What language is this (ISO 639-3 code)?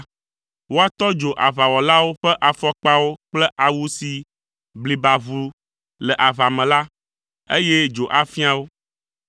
ewe